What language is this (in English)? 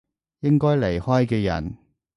Cantonese